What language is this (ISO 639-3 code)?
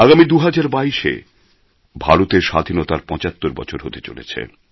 ben